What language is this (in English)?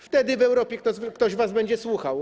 Polish